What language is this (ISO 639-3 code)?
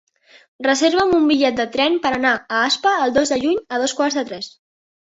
cat